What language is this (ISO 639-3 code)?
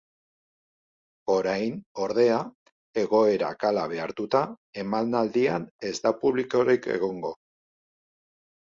eus